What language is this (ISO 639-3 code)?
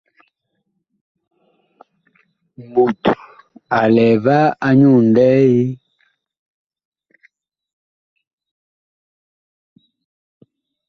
bkh